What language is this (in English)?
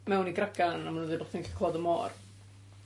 Welsh